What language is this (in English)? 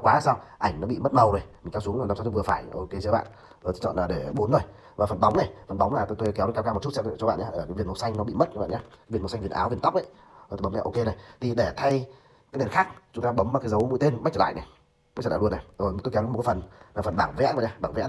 Vietnamese